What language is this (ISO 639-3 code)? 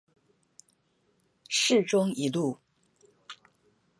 zho